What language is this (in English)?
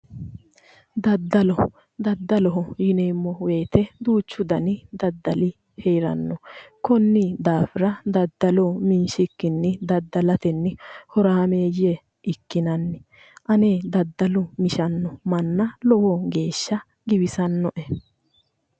Sidamo